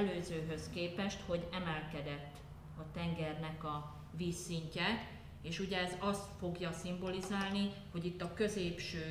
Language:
Hungarian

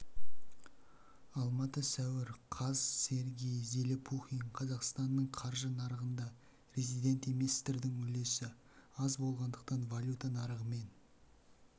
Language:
Kazakh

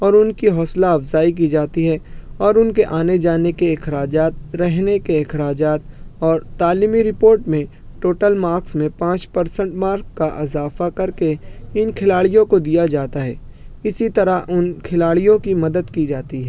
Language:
Urdu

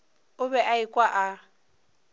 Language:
Northern Sotho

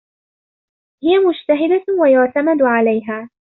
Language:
Arabic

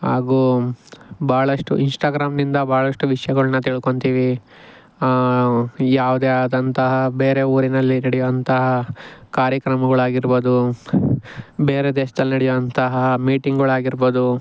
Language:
Kannada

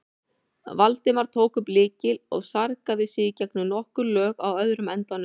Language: Icelandic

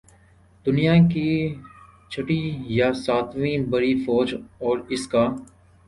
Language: Urdu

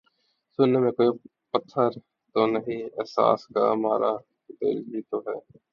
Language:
Urdu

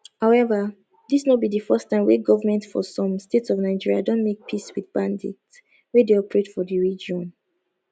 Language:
Nigerian Pidgin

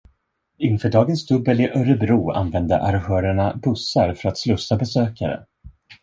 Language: Swedish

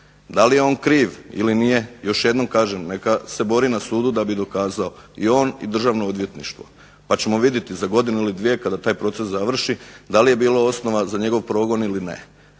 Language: Croatian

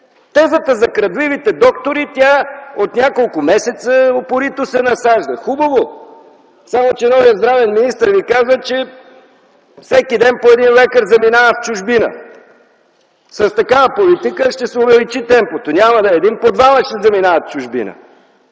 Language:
Bulgarian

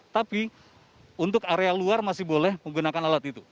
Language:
Indonesian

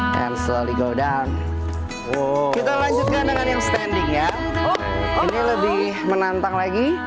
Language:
Indonesian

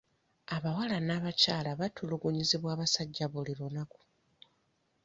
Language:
Ganda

